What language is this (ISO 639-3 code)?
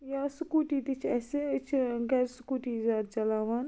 kas